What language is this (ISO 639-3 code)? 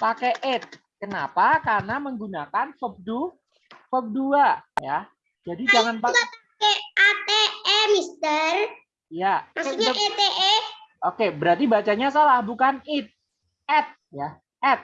ind